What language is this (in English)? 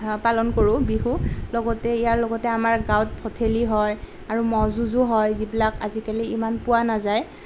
Assamese